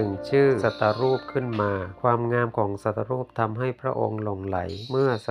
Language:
Thai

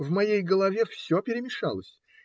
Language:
Russian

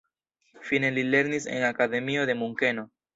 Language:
Esperanto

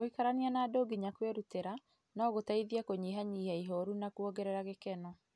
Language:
Kikuyu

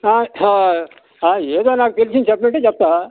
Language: Telugu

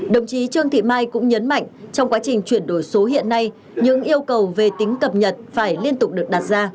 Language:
Vietnamese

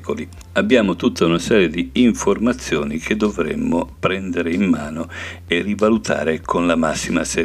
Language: Italian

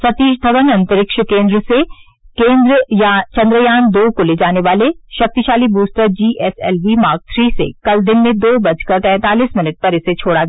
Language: Hindi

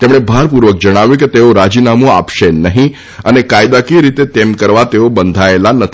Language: Gujarati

